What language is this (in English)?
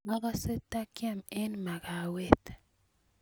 Kalenjin